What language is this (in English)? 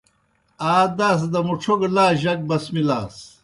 Kohistani Shina